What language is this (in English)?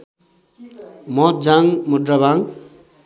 Nepali